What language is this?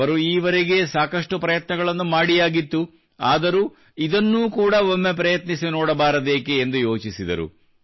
Kannada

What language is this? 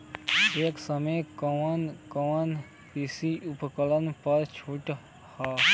Bhojpuri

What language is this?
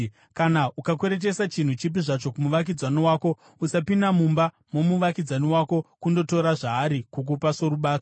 Shona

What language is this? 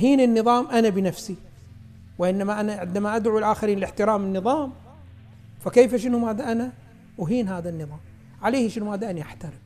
Arabic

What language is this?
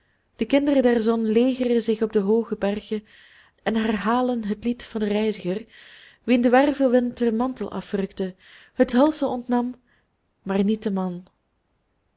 Dutch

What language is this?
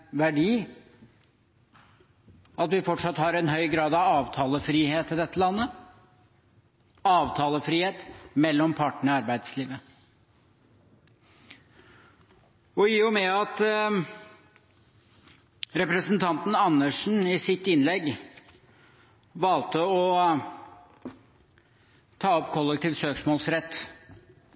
Norwegian Bokmål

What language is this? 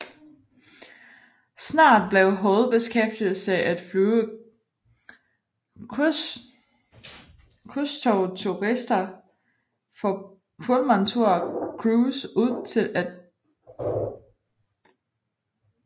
Danish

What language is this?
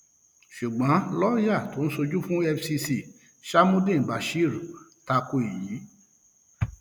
Yoruba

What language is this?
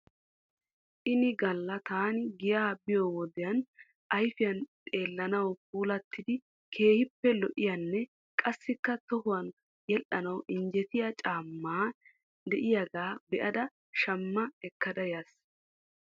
Wolaytta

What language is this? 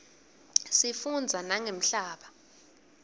Swati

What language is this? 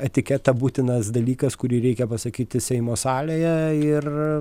Lithuanian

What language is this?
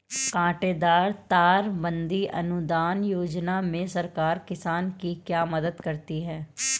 Hindi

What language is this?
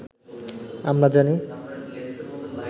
Bangla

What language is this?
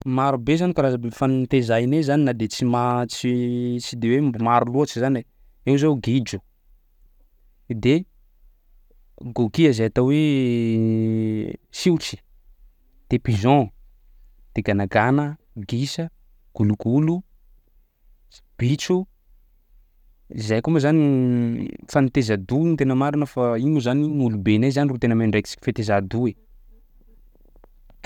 Sakalava Malagasy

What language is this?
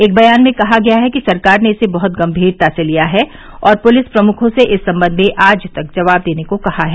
Hindi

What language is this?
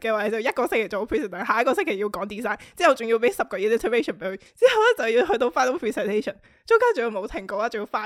Chinese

